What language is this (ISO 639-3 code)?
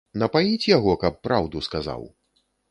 bel